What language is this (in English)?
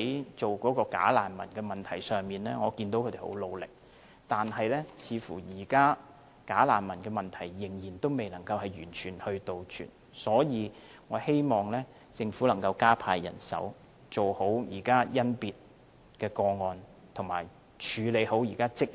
Cantonese